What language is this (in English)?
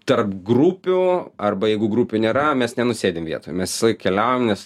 Lithuanian